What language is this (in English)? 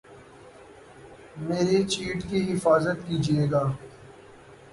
Urdu